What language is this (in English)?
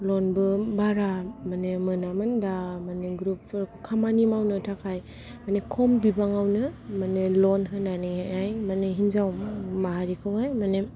Bodo